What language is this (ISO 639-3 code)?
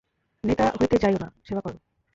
ben